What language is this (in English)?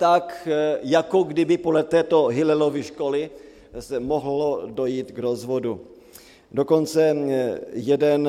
Czech